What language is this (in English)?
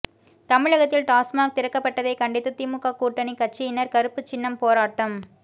Tamil